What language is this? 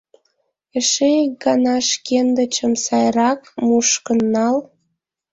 Mari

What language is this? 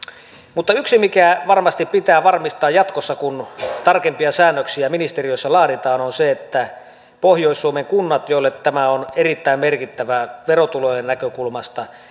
Finnish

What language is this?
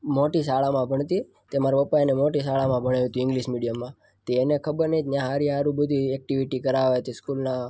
Gujarati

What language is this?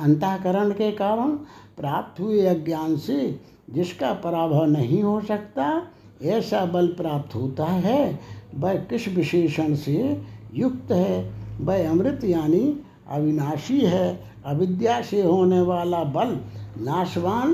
Hindi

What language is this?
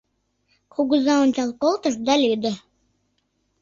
Mari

